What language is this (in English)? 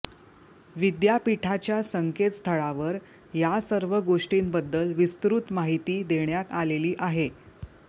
Marathi